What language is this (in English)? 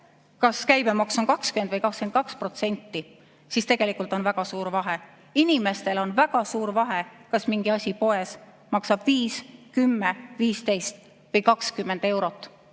Estonian